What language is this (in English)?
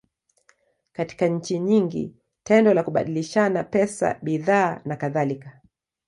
Swahili